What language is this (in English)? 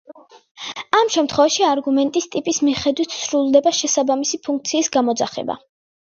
Georgian